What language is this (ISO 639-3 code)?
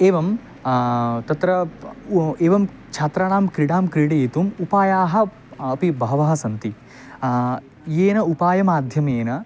san